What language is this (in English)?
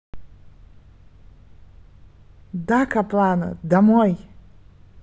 Russian